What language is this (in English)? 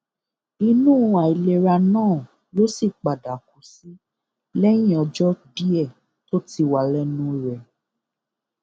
Yoruba